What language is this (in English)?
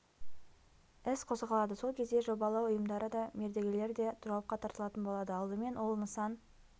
Kazakh